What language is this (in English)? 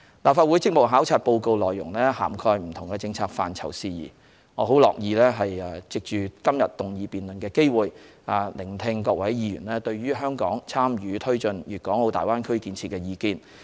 Cantonese